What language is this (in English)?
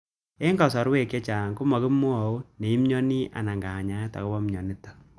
Kalenjin